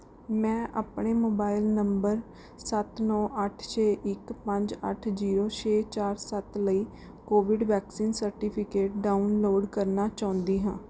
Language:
Punjabi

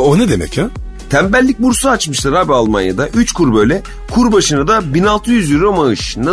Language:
Turkish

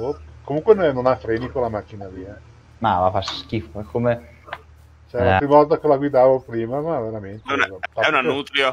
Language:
Italian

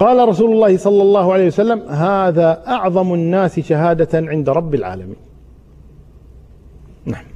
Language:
Arabic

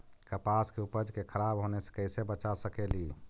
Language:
Magahi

